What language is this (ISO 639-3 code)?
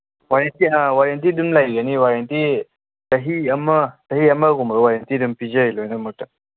mni